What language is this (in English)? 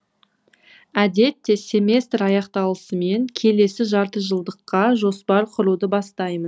Kazakh